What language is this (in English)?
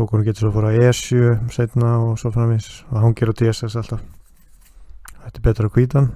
Dutch